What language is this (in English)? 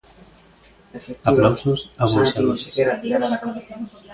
Galician